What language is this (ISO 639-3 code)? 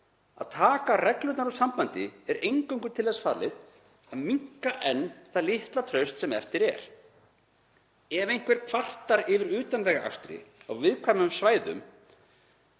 isl